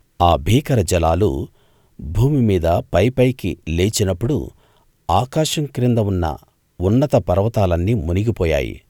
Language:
Telugu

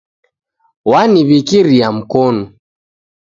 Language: Taita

